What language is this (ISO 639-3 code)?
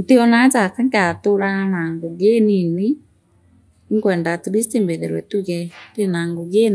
mer